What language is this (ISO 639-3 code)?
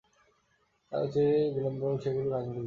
ben